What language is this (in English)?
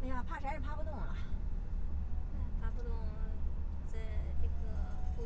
Chinese